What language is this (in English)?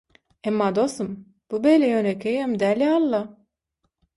Turkmen